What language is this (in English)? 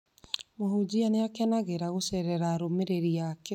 Kikuyu